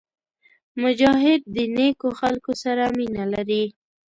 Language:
Pashto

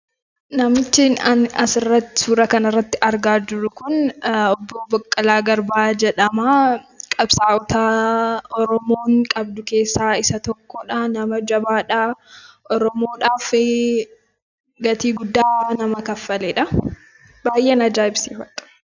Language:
Oromo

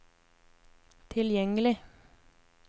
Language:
Norwegian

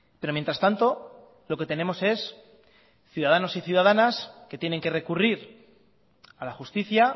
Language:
Spanish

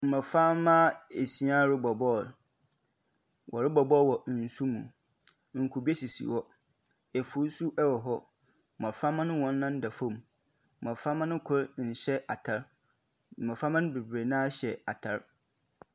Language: Akan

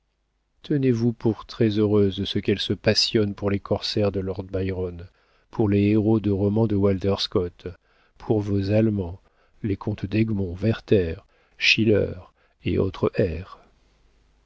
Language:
French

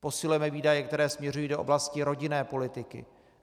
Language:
Czech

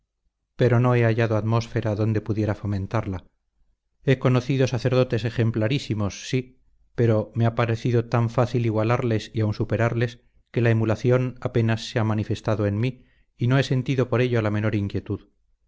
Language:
Spanish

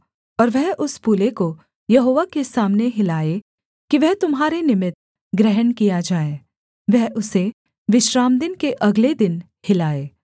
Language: Hindi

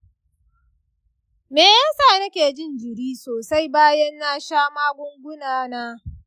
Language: Hausa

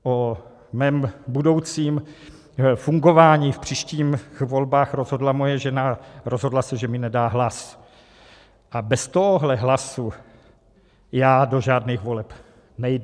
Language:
Czech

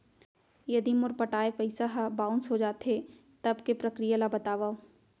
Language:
Chhattisgarhi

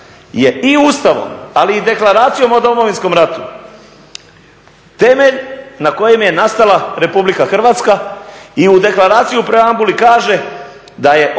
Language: Croatian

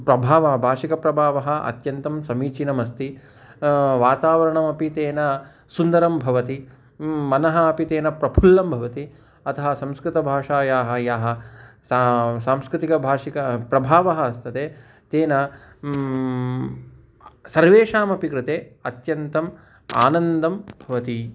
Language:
Sanskrit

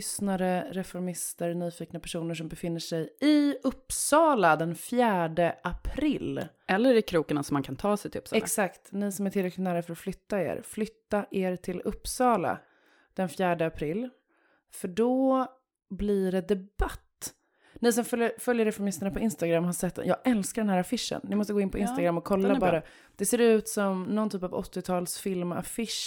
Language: Swedish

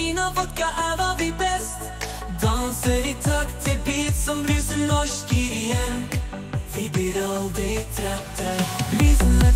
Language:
Norwegian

